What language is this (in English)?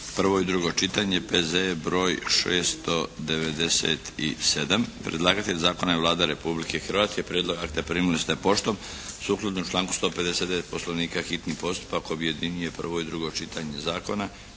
Croatian